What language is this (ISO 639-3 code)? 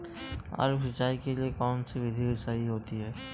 hin